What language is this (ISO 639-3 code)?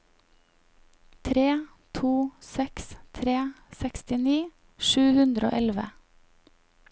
nor